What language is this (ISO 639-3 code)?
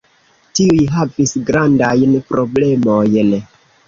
epo